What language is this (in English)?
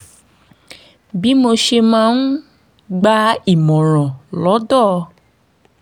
Yoruba